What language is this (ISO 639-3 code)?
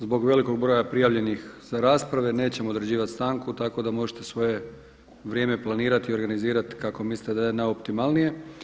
hrv